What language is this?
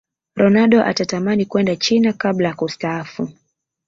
Swahili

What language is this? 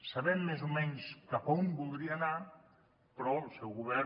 Catalan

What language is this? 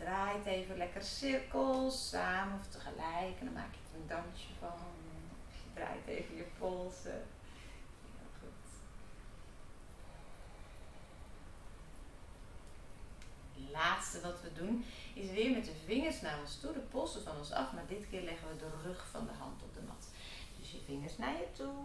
Dutch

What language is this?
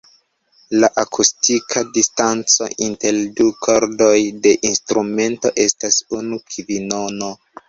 Esperanto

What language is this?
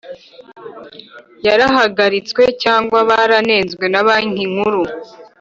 Kinyarwanda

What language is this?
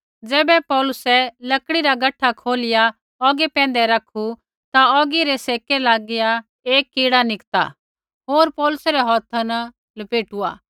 Kullu Pahari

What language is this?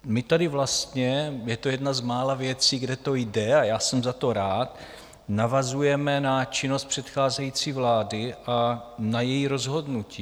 Czech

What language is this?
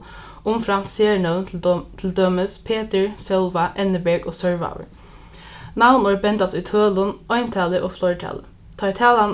Faroese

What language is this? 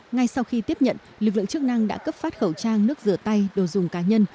Vietnamese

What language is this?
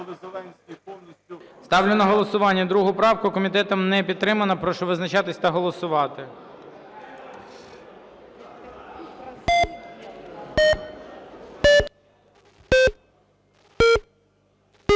Ukrainian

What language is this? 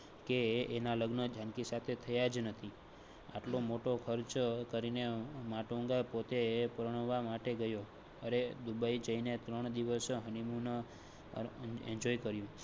Gujarati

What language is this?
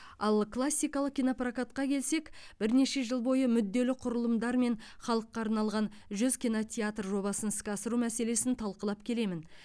Kazakh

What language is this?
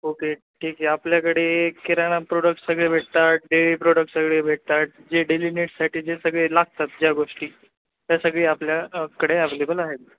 Marathi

